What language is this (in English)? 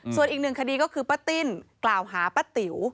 Thai